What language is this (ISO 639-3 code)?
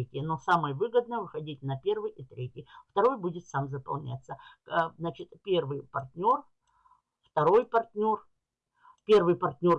rus